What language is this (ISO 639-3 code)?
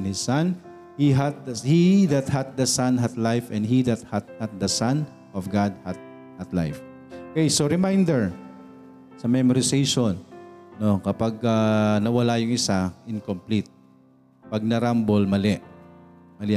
fil